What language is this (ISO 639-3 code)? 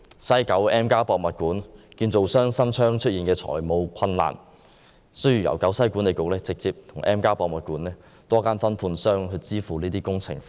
yue